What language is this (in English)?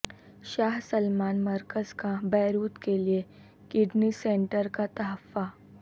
Urdu